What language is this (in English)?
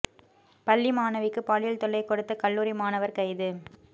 Tamil